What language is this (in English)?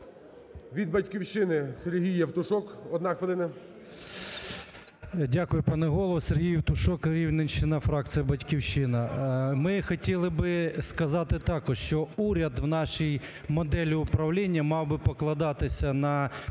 Ukrainian